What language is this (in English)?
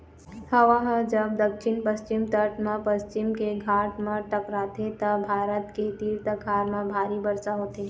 Chhattisgarhi